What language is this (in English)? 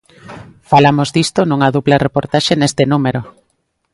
Galician